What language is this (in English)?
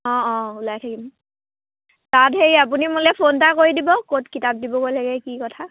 Assamese